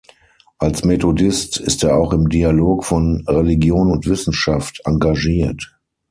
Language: German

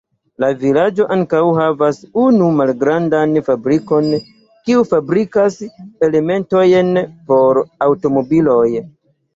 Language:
Esperanto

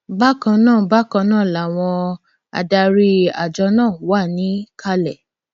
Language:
Yoruba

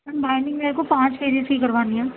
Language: Urdu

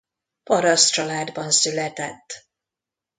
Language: Hungarian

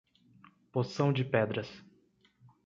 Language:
Portuguese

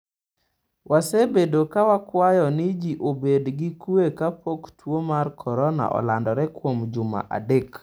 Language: Luo (Kenya and Tanzania)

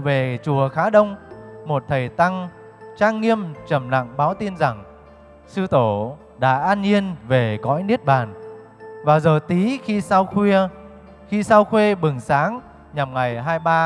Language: Vietnamese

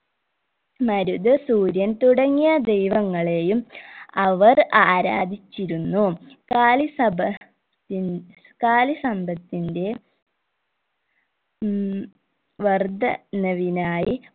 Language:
Malayalam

